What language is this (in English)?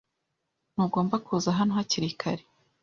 Kinyarwanda